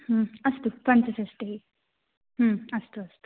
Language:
Sanskrit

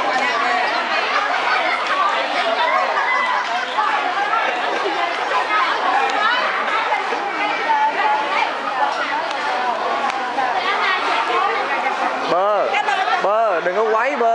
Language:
Vietnamese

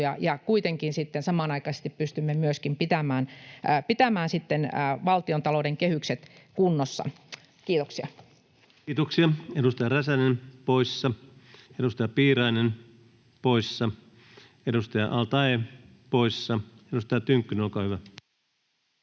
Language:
Finnish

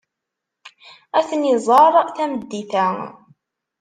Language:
Kabyle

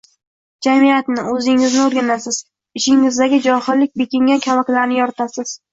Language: Uzbek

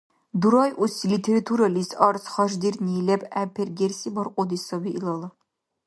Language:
Dargwa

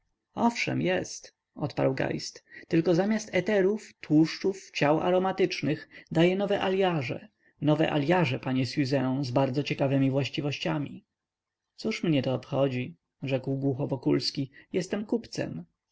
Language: Polish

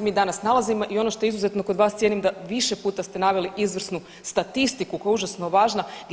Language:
Croatian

